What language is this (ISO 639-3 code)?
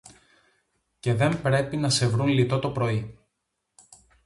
ell